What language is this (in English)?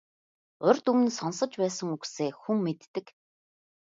Mongolian